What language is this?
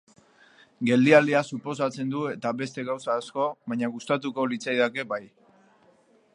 Basque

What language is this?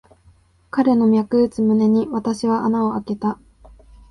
Japanese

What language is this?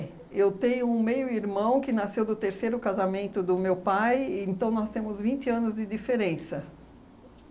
Portuguese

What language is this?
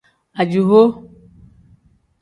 Tem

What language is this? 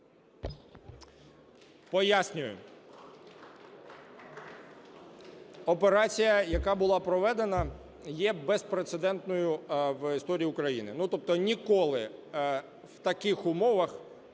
Ukrainian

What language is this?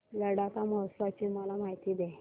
Marathi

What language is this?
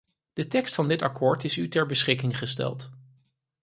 Dutch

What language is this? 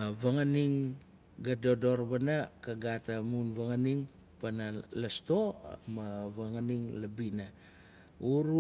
Nalik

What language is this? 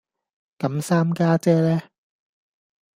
Cantonese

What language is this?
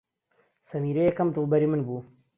Central Kurdish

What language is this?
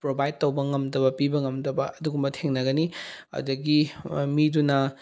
Manipuri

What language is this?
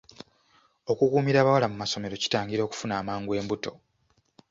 Ganda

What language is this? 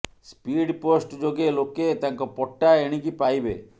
Odia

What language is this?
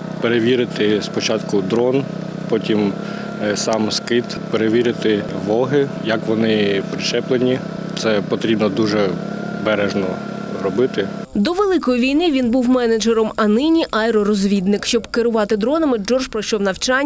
Ukrainian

